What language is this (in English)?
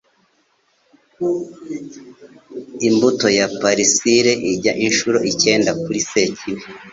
Kinyarwanda